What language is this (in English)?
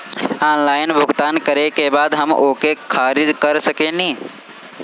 Bhojpuri